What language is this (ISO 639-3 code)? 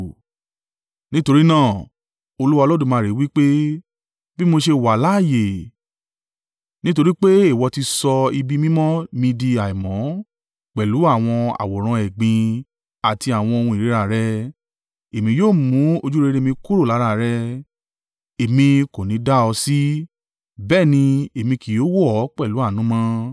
yor